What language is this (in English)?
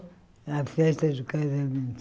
Portuguese